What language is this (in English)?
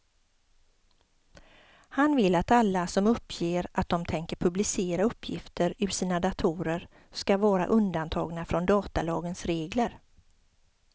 Swedish